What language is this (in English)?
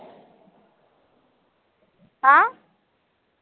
Marathi